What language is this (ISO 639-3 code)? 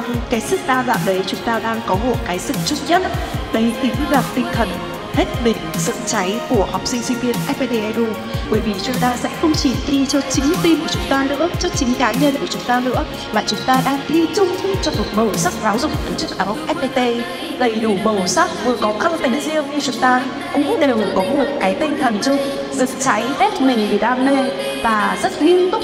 vie